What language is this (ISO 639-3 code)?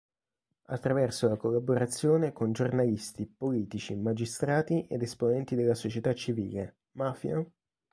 ita